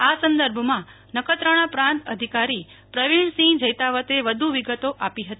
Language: Gujarati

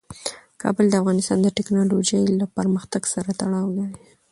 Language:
Pashto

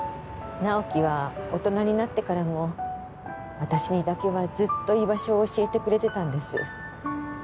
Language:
Japanese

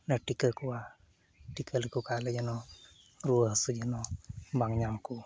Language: Santali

